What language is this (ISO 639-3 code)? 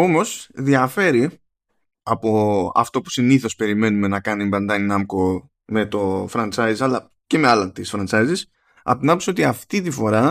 ell